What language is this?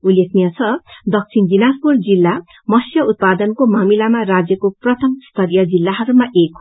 Nepali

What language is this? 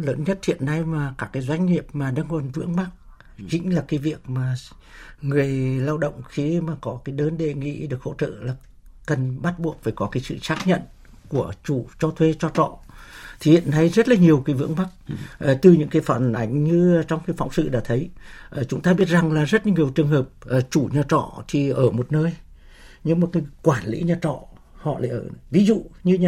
Vietnamese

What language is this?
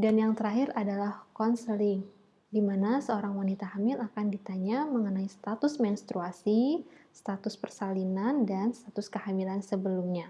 Indonesian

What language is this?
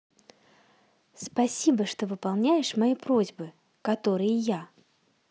Russian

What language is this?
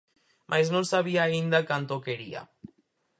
Galician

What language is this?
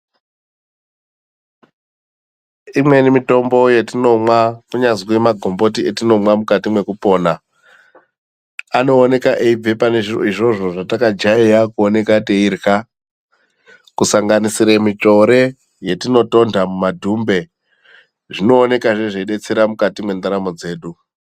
Ndau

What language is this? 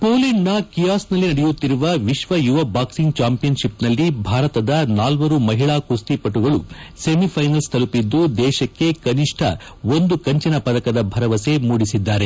Kannada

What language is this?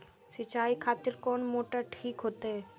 Maithili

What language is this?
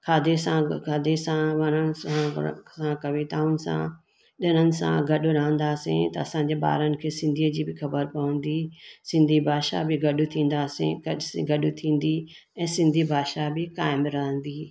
Sindhi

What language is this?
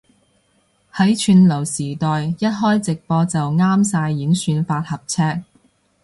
Cantonese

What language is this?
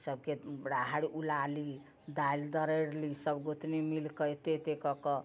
Maithili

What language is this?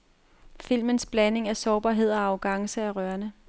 Danish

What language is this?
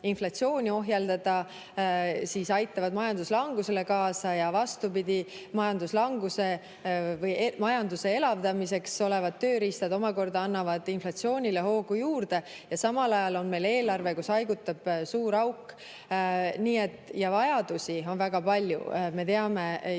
Estonian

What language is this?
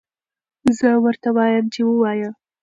Pashto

